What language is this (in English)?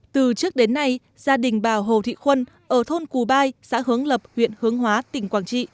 Vietnamese